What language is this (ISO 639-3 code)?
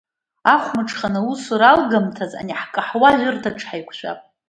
abk